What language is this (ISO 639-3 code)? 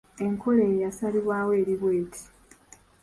lug